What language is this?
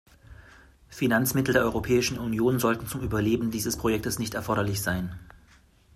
German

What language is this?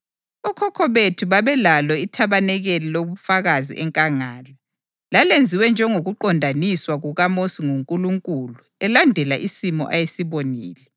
North Ndebele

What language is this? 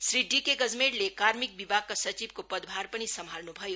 Nepali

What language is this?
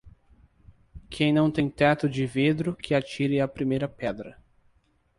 Portuguese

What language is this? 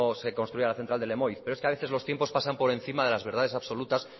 Spanish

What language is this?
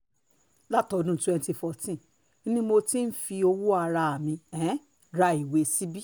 Yoruba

